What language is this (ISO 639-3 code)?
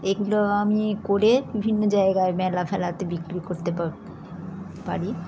ben